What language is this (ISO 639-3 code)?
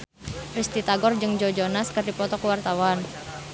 sun